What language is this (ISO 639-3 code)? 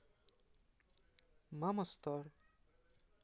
rus